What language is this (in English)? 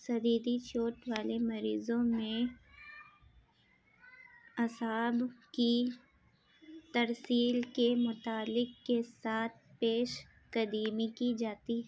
Urdu